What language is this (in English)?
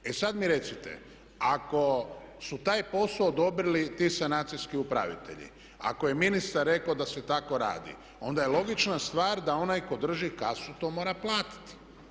Croatian